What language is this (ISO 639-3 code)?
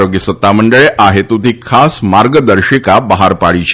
guj